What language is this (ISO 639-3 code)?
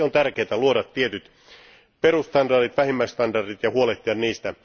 fin